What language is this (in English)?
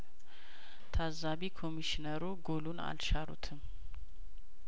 Amharic